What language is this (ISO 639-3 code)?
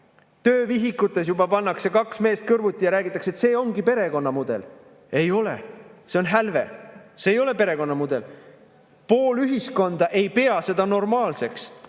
est